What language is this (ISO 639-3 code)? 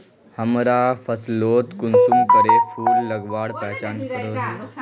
mag